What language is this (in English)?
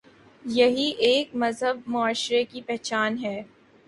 Urdu